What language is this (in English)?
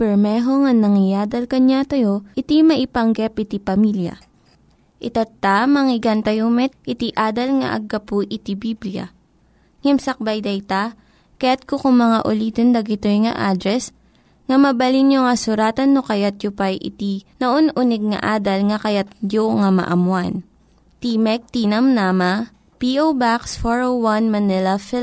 Filipino